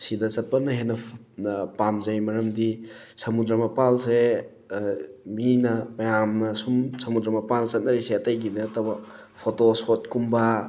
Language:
Manipuri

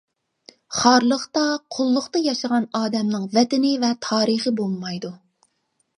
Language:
Uyghur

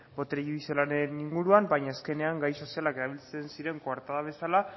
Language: Basque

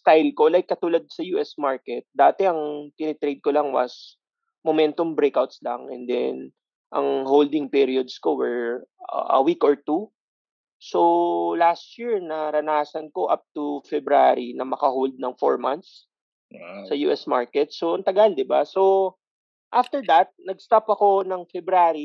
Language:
Filipino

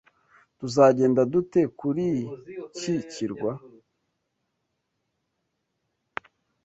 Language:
Kinyarwanda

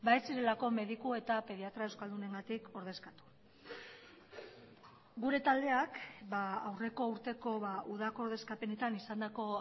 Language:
Basque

